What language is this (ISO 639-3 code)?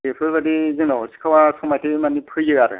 brx